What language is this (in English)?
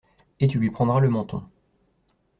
French